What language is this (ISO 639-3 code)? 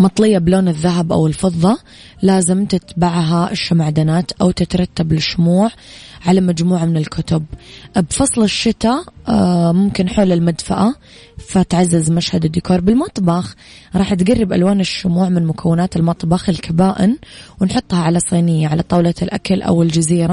ara